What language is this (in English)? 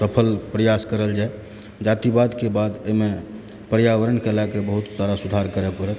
Maithili